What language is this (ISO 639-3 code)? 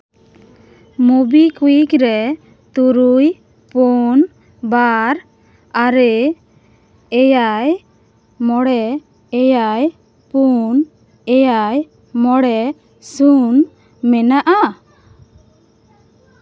sat